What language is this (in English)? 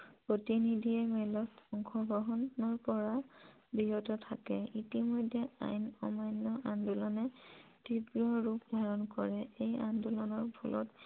Assamese